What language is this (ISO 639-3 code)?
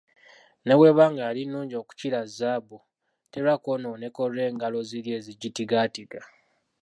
lug